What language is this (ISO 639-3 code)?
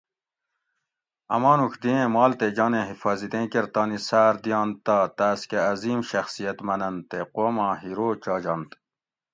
gwc